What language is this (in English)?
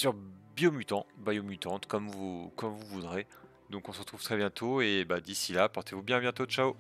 French